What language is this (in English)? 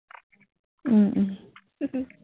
Assamese